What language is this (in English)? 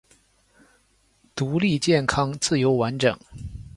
Chinese